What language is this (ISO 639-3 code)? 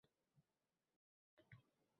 uzb